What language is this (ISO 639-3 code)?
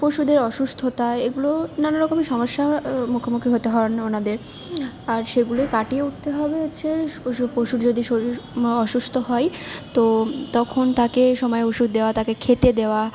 ben